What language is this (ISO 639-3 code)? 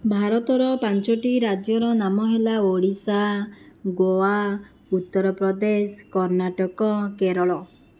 ori